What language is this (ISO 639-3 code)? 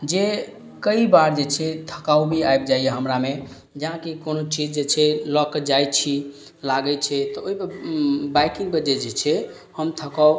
mai